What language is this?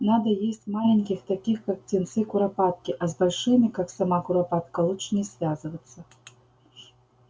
Russian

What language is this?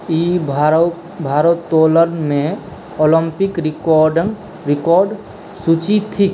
Maithili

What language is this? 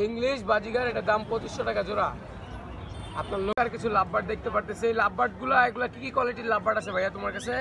Romanian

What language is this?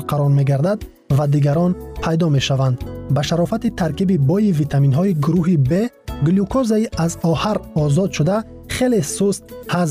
Persian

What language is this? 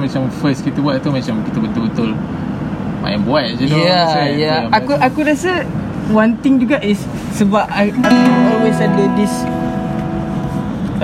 Malay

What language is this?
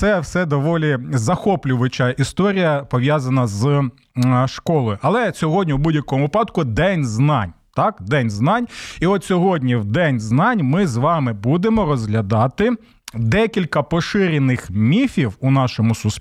Ukrainian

